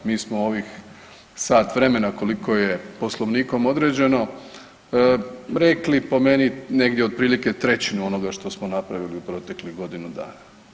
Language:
Croatian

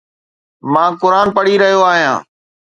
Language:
Sindhi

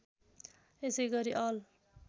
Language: Nepali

